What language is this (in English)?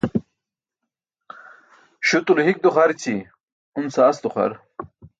Burushaski